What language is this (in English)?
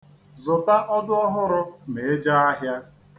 Igbo